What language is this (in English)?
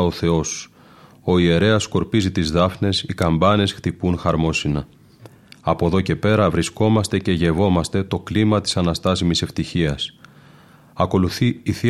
Greek